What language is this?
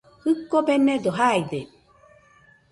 Nüpode Huitoto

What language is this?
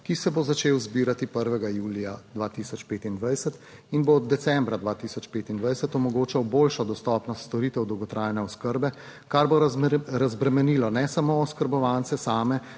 Slovenian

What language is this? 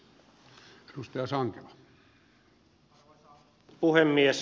Finnish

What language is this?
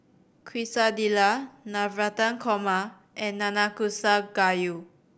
English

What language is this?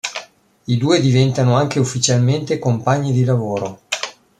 Italian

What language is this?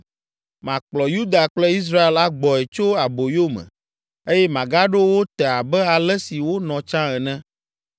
Ewe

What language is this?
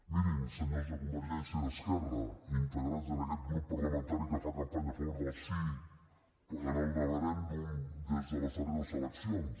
Catalan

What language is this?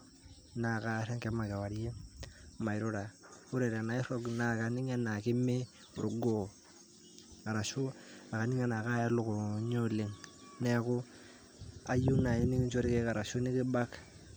Masai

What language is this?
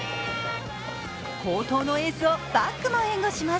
Japanese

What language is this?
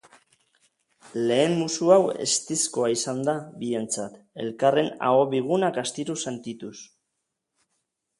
Basque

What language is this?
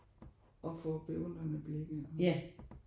Danish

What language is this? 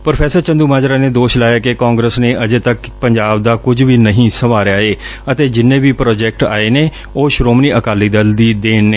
Punjabi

